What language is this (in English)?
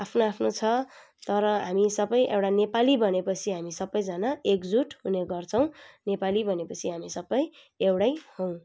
Nepali